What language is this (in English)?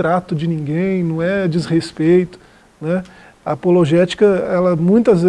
Portuguese